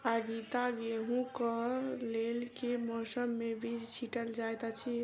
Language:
Maithili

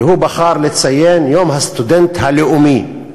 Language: Hebrew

